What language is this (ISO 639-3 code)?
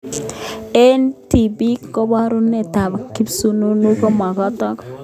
kln